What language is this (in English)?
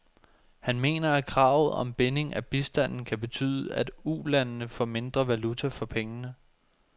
Danish